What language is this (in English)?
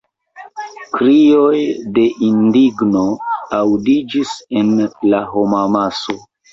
Esperanto